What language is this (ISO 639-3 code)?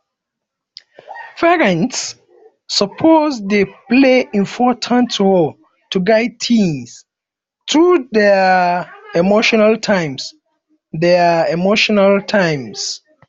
pcm